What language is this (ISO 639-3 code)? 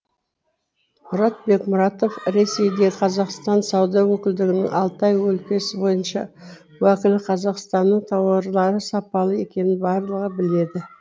kaz